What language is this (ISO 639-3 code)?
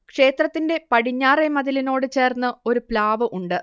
mal